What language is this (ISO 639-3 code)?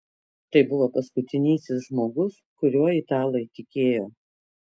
lit